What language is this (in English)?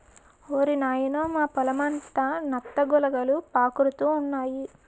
Telugu